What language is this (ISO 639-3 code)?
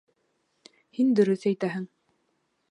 bak